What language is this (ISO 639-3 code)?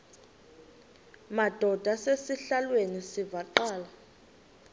xho